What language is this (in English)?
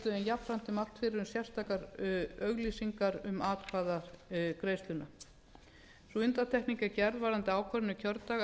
Icelandic